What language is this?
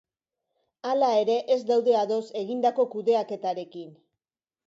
Basque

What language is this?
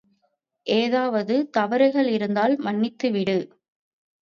Tamil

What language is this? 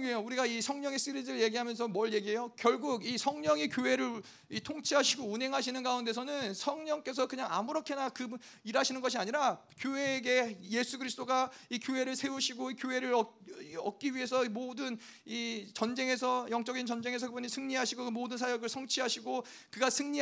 Korean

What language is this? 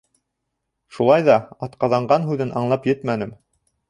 Bashkir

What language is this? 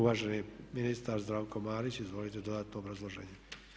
Croatian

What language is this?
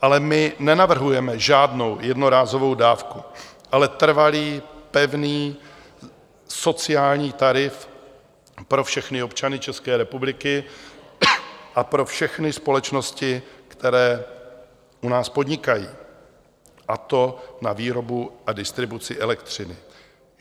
Czech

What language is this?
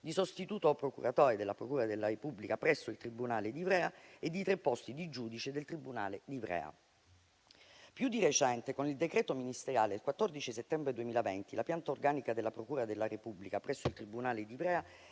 Italian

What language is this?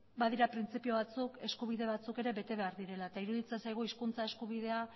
Basque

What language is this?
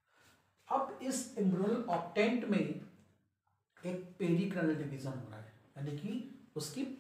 Hindi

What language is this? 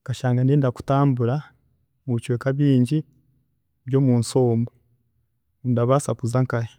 Chiga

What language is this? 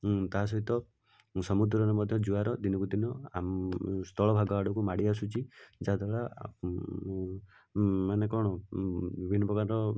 Odia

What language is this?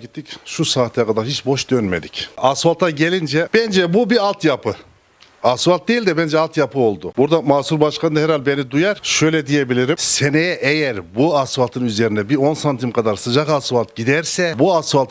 Turkish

